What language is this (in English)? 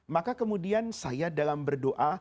Indonesian